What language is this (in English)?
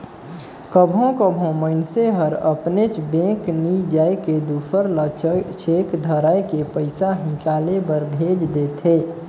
Chhattisgarhi